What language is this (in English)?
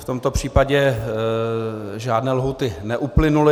Czech